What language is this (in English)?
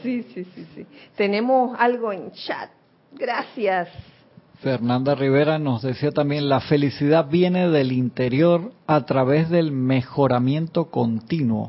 Spanish